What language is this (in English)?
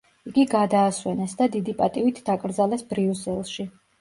Georgian